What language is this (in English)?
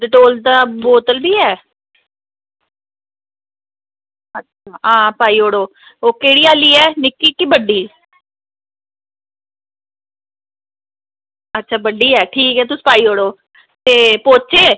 Dogri